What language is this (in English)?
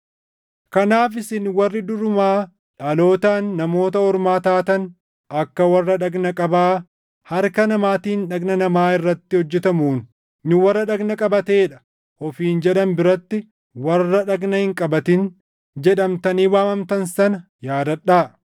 Oromo